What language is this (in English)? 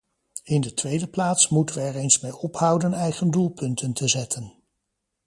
Dutch